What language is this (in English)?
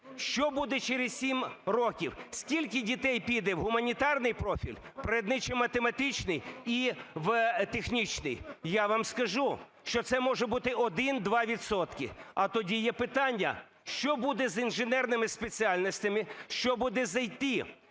Ukrainian